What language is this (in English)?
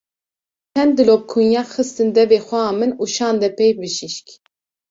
Kurdish